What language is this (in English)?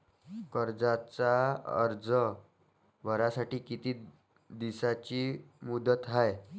Marathi